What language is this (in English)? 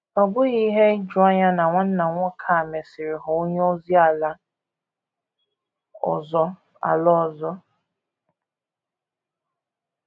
Igbo